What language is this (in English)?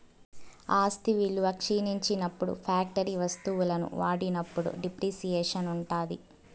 Telugu